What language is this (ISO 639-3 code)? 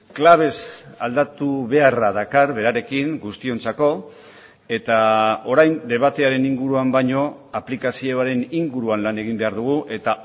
eus